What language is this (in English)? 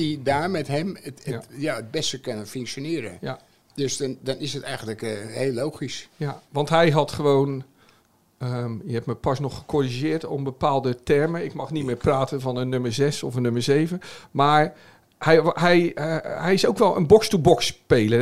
Dutch